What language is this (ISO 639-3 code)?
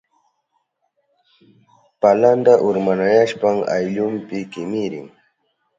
qup